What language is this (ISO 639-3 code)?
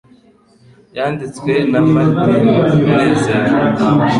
kin